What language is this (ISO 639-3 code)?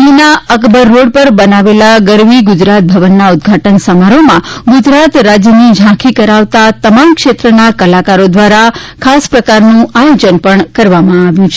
guj